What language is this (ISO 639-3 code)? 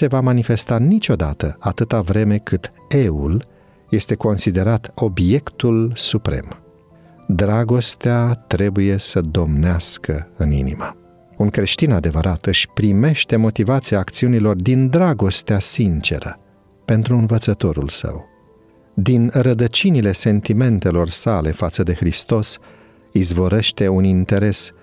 ron